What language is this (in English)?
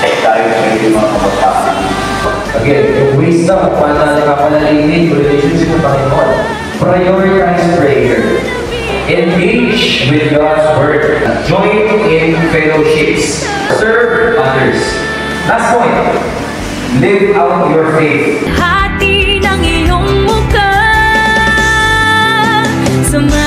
Filipino